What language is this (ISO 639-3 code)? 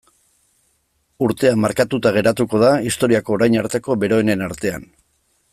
eus